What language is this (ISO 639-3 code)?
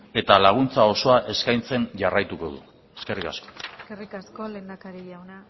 eus